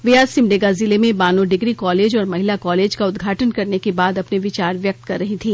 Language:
Hindi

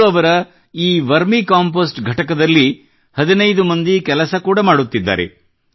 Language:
Kannada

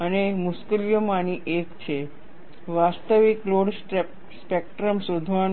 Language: Gujarati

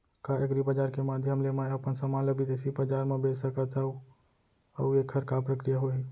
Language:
Chhattisgarhi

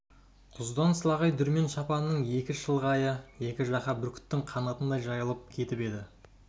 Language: Kazakh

